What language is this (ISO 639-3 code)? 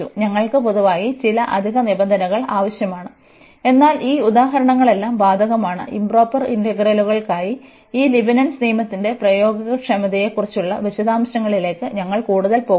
mal